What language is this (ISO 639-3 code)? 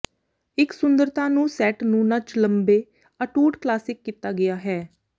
pan